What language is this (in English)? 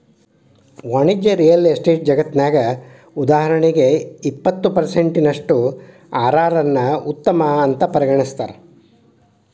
Kannada